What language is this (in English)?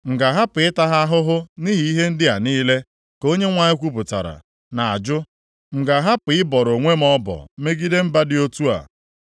Igbo